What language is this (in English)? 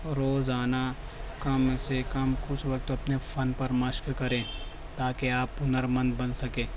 Urdu